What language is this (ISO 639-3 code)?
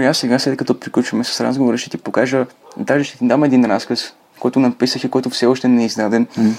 bul